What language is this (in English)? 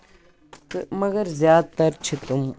Kashmiri